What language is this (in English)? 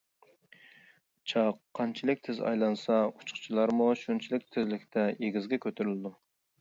Uyghur